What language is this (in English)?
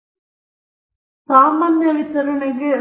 Kannada